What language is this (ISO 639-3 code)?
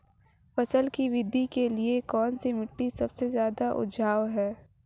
hin